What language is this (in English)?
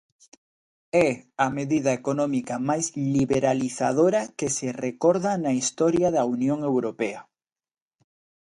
Galician